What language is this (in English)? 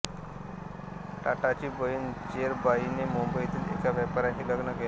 Marathi